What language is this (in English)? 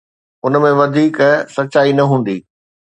Sindhi